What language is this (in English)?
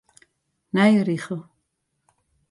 Western Frisian